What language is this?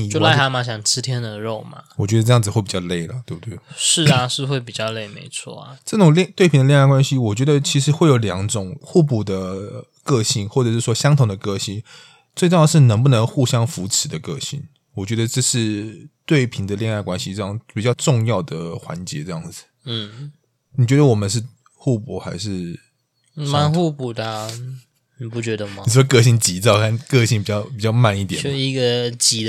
Chinese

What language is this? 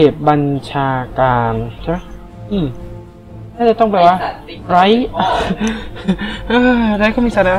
Thai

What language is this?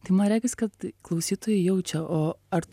Lithuanian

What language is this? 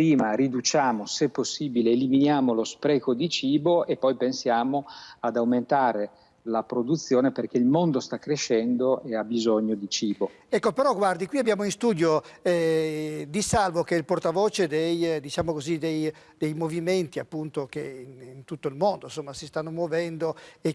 Italian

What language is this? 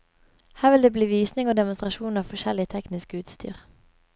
Norwegian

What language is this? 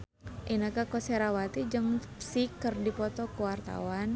Sundanese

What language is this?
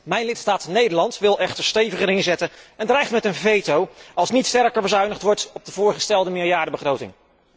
Dutch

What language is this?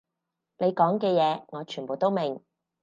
Cantonese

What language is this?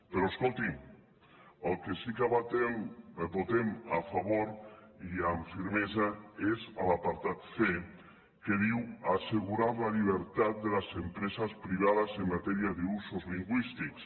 Catalan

